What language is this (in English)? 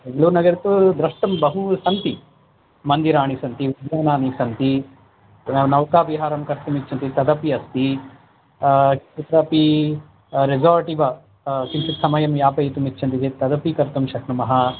Sanskrit